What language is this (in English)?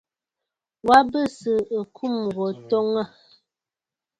Bafut